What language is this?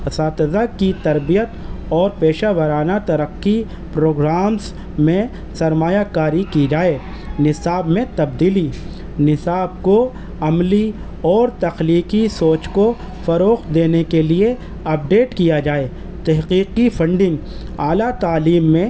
Urdu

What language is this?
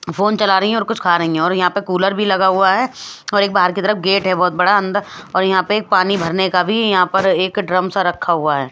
Hindi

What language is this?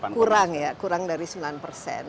Indonesian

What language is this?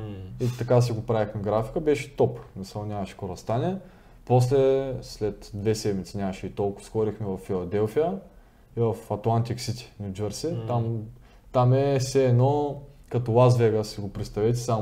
Bulgarian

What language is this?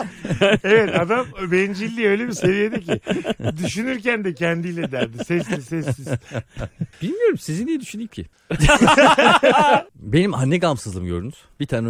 Turkish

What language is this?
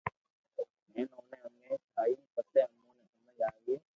Loarki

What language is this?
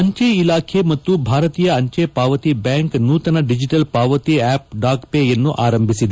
Kannada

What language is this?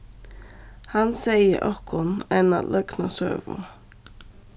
Faroese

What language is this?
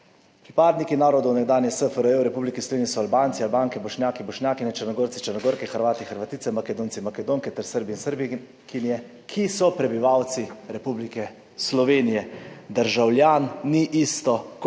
Slovenian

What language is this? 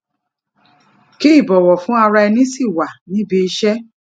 Yoruba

